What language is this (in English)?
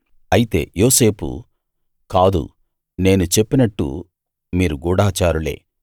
Telugu